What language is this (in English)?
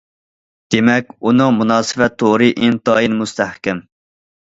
Uyghur